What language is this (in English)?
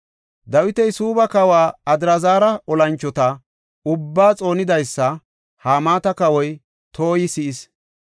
Gofa